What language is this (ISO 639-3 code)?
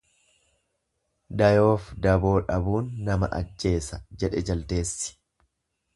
orm